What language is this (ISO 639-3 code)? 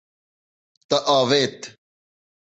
kur